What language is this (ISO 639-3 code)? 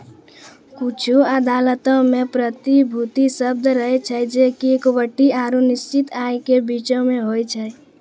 mai